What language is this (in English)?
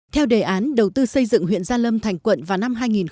Vietnamese